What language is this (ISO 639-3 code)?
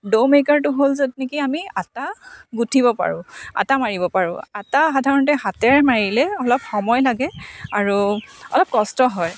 asm